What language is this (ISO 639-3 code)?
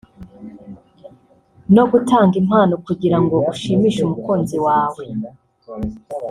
kin